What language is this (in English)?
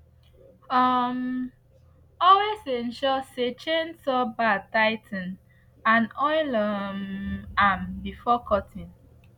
Nigerian Pidgin